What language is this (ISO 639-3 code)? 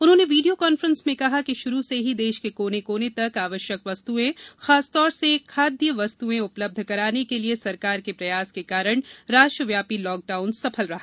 hin